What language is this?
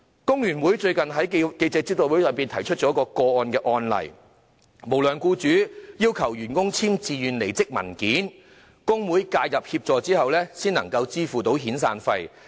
Cantonese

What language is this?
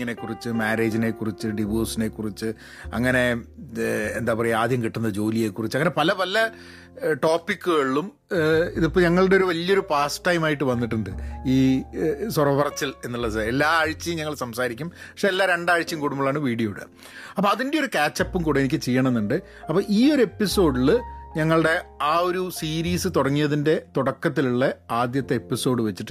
Malayalam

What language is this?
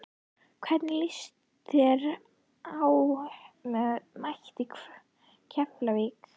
Icelandic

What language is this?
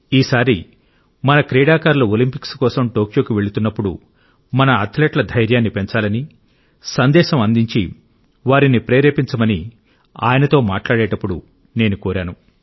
Telugu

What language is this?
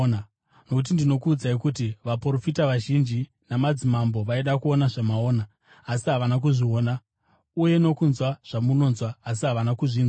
Shona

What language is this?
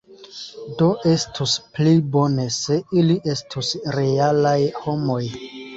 Esperanto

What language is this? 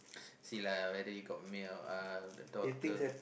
English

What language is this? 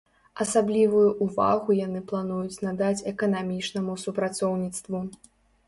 Belarusian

